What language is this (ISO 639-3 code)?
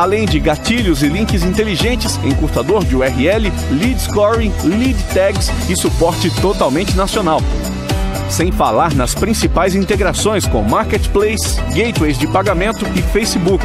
por